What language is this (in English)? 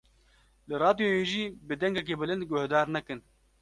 Kurdish